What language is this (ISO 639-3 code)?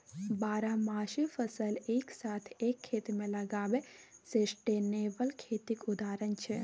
mai